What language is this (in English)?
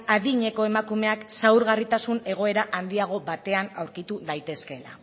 Basque